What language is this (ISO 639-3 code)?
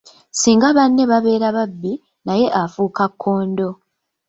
lug